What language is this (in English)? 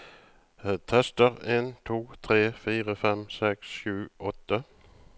Norwegian